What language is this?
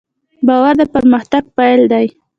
Pashto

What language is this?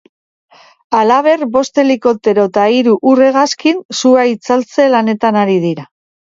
Basque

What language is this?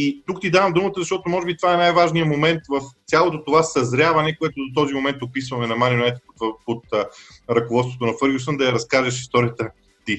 Bulgarian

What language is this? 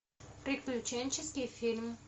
Russian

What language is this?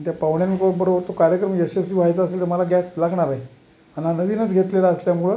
Marathi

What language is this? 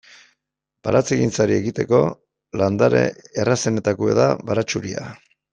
Basque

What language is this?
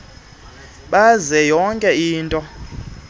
Xhosa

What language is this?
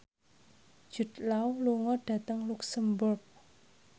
Javanese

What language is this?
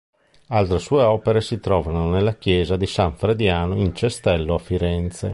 Italian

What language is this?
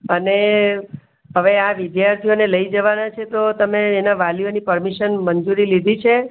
Gujarati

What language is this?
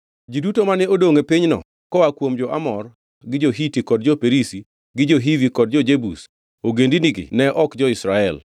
Luo (Kenya and Tanzania)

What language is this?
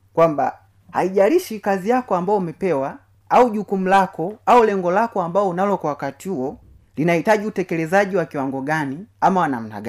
Swahili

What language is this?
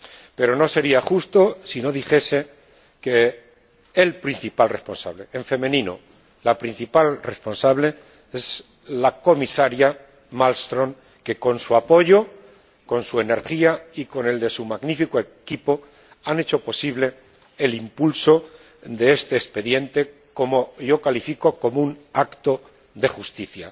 Spanish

